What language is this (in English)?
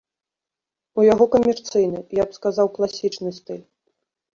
Belarusian